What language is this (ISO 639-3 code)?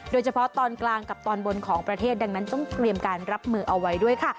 tha